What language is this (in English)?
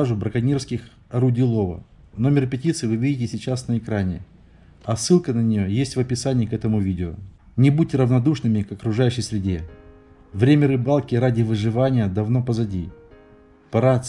Russian